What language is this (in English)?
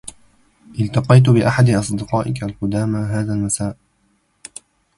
Arabic